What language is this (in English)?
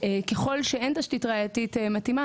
Hebrew